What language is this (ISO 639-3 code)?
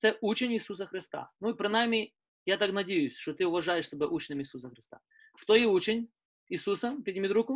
ukr